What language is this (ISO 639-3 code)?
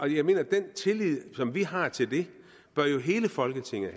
dan